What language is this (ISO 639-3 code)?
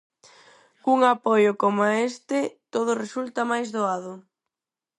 glg